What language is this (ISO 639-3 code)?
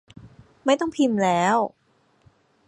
tha